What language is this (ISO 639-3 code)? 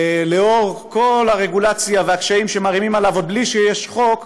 heb